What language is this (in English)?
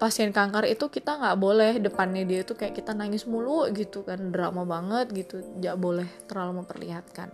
Indonesian